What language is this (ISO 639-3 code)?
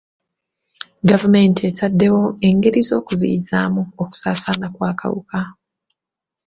lug